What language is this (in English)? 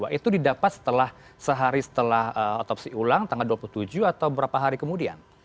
Indonesian